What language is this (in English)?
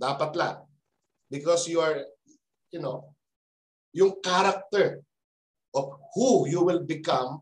Filipino